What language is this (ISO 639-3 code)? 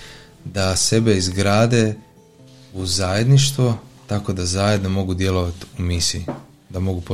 hrv